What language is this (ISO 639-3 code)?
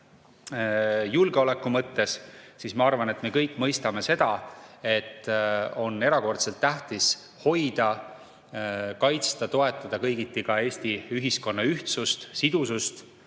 est